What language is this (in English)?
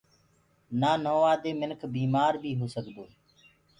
Gurgula